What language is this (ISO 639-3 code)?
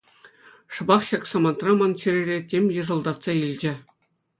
chv